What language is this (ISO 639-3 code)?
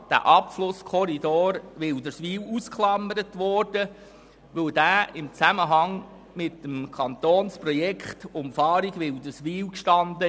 gsw